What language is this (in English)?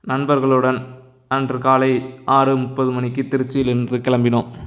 Tamil